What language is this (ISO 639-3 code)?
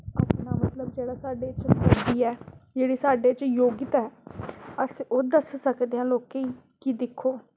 doi